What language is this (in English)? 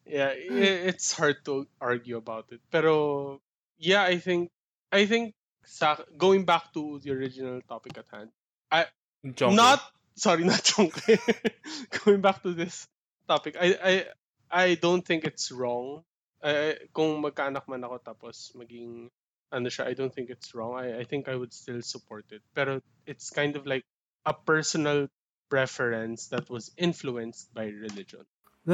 Filipino